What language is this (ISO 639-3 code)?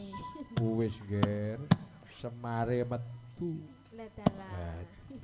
ind